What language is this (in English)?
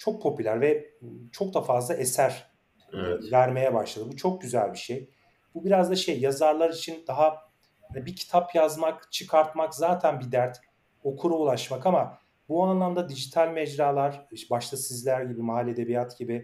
Turkish